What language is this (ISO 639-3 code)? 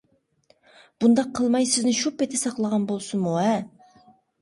uig